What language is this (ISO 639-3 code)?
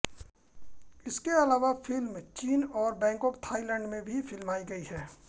hin